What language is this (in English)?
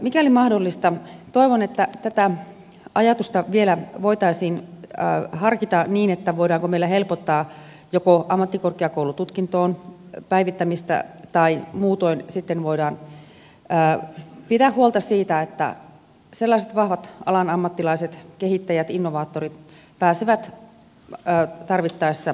Finnish